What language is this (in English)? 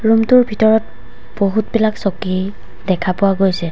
Assamese